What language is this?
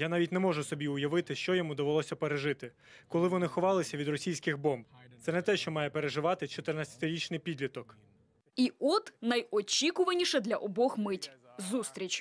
Ukrainian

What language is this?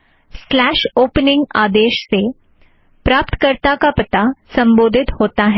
Hindi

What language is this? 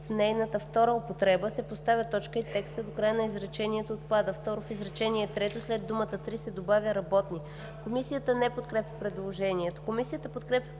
Bulgarian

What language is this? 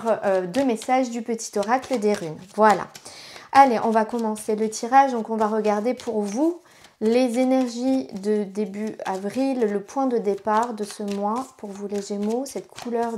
French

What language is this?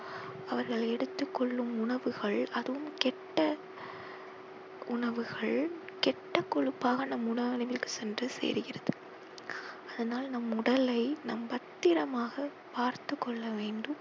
Tamil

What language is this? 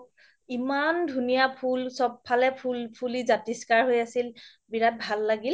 Assamese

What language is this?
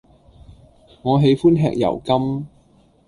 Cantonese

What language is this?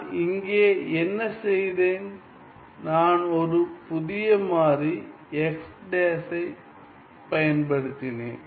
Tamil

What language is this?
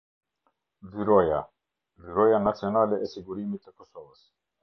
Albanian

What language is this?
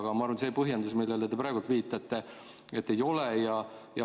Estonian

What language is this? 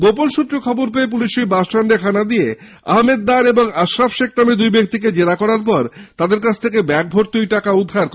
Bangla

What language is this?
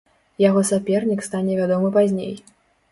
Belarusian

